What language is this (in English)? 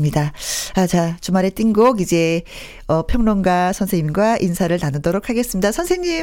Korean